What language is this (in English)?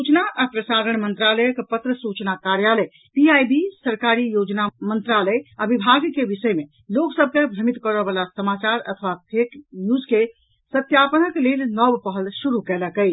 Maithili